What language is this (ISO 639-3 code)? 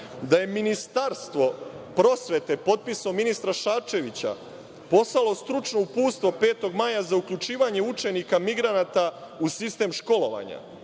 srp